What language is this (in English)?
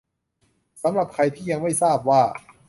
Thai